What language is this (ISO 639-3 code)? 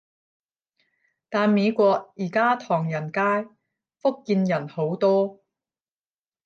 yue